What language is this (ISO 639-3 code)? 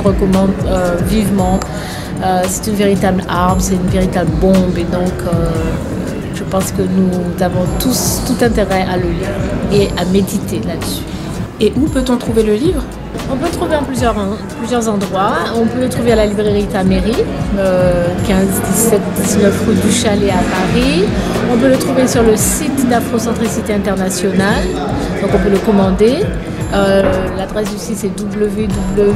fra